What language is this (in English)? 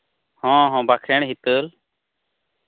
Santali